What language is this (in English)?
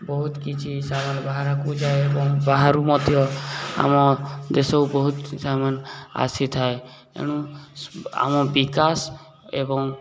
Odia